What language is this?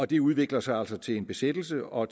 Danish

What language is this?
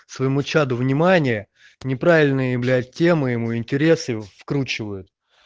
Russian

